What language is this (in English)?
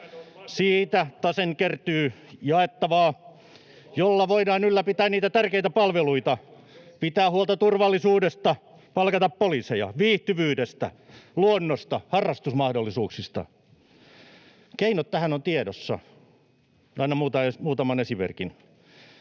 Finnish